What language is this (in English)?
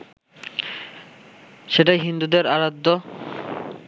Bangla